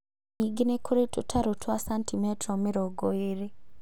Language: Kikuyu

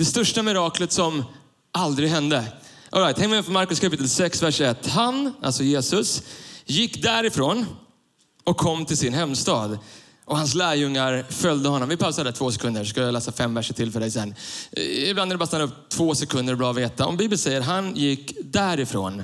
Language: Swedish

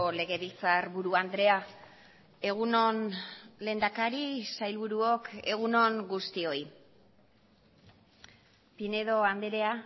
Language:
Basque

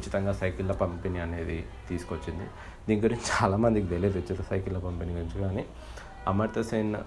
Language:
Telugu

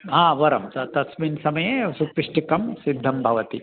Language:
Sanskrit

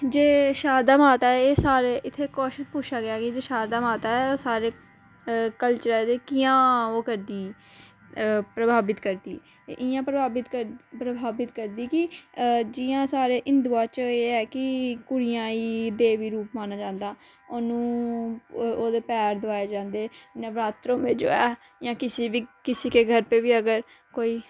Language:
Dogri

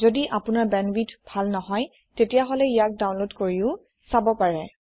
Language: Assamese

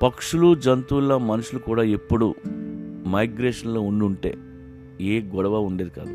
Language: Telugu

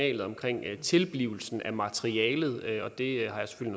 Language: Danish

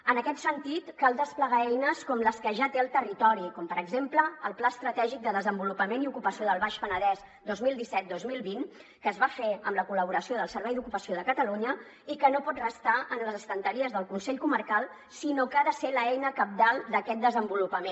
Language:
Catalan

